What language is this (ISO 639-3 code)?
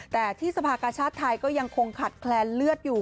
tha